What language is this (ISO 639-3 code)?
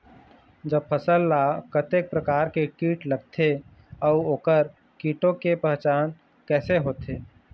hne